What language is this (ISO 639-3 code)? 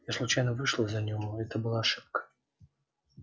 rus